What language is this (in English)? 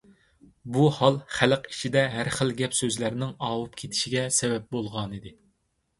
Uyghur